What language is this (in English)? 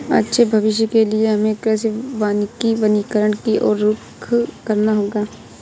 Hindi